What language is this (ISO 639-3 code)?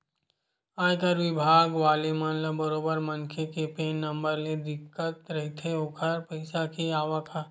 hne